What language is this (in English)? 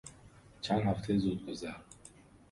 Persian